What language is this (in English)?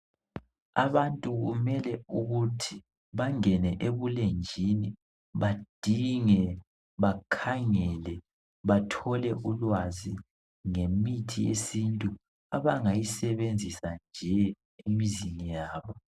North Ndebele